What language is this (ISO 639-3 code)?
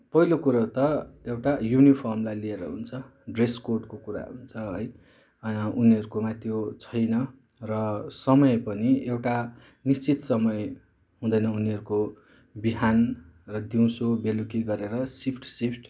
nep